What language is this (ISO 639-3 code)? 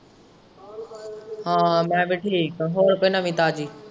pan